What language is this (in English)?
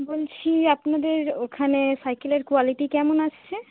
Bangla